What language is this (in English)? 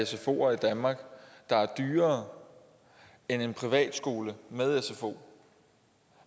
Danish